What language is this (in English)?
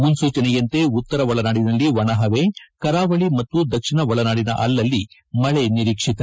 Kannada